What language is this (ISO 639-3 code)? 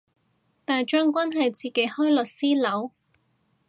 yue